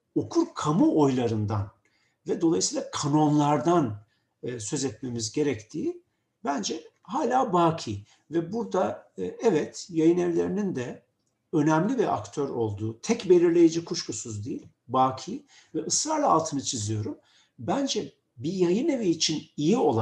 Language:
Turkish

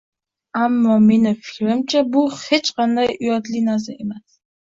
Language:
Uzbek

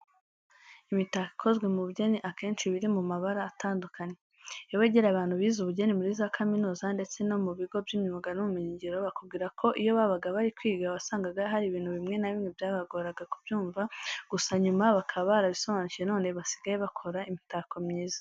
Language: Kinyarwanda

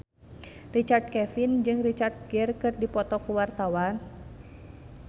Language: Sundanese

